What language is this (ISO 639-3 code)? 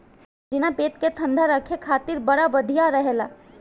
bho